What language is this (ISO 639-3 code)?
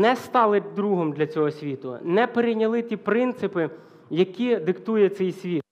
ukr